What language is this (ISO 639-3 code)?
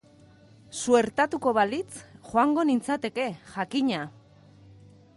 eus